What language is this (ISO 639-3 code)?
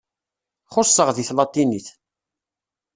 kab